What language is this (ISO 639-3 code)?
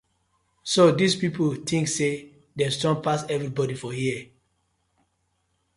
pcm